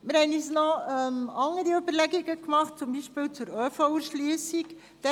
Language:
Swiss German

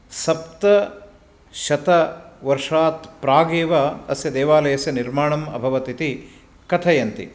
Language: Sanskrit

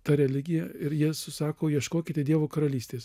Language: Lithuanian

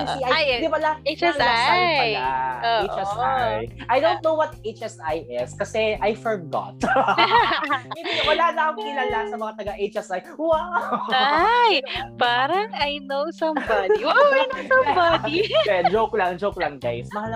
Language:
Filipino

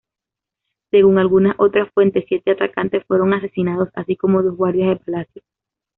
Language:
Spanish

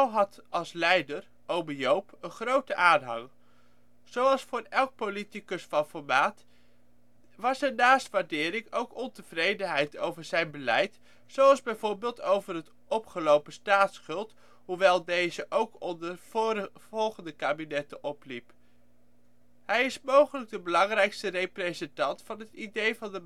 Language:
Dutch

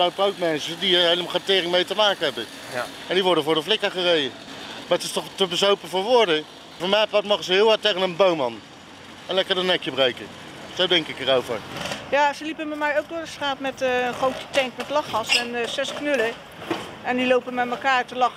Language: Dutch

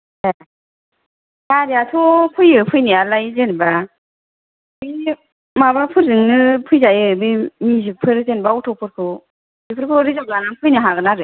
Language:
Bodo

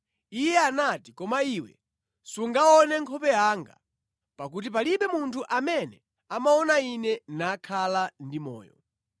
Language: Nyanja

